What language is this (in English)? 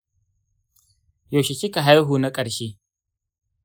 Hausa